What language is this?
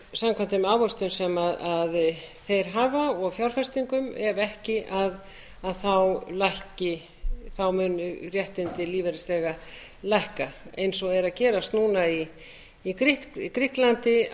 Icelandic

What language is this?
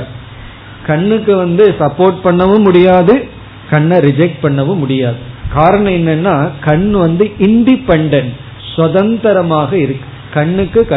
Tamil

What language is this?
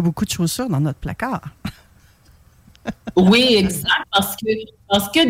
French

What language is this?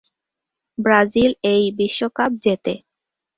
Bangla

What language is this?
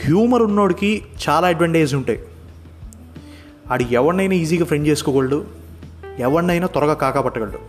Telugu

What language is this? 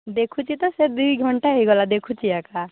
Odia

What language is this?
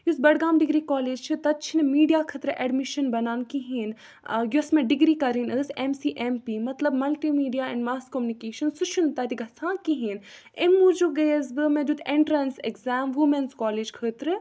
Kashmiri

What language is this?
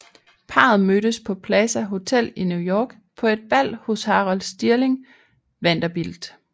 Danish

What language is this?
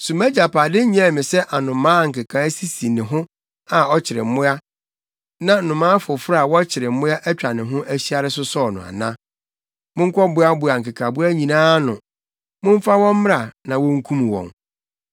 Akan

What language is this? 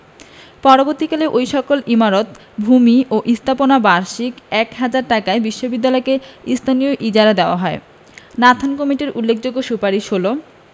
Bangla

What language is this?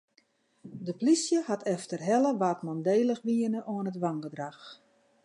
Western Frisian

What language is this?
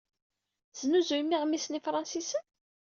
Kabyle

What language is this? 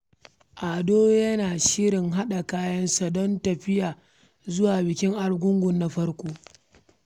Hausa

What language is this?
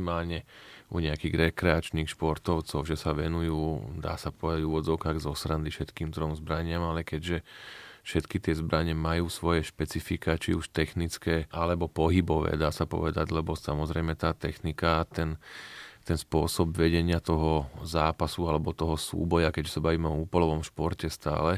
Slovak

